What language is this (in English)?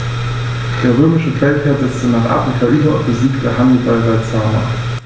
German